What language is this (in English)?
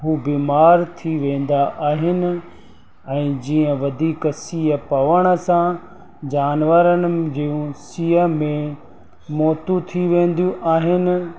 Sindhi